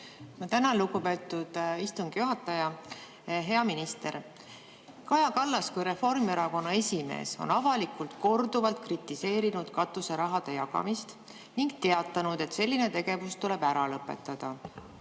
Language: Estonian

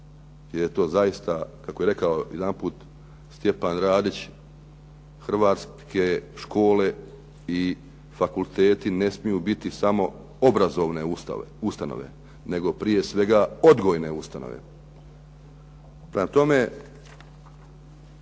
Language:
Croatian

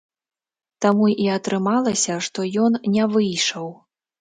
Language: Belarusian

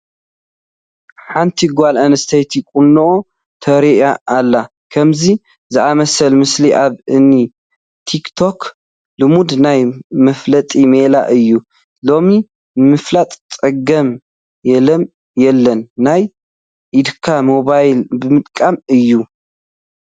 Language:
Tigrinya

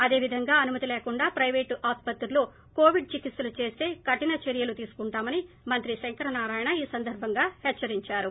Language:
Telugu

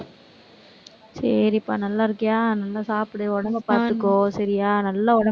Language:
Tamil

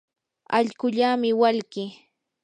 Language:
Yanahuanca Pasco Quechua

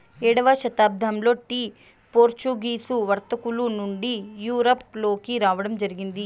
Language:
Telugu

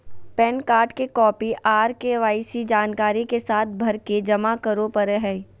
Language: Magahi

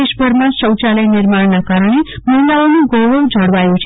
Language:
Gujarati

